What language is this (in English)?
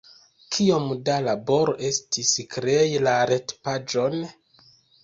Esperanto